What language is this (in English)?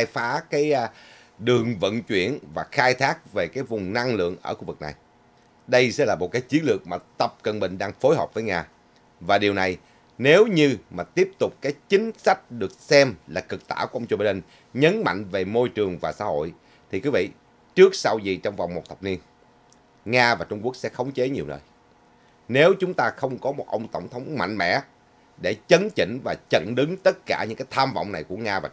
Vietnamese